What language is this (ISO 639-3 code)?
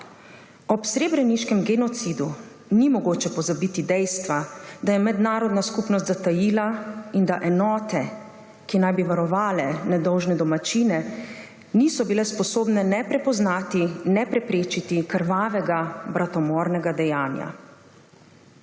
slv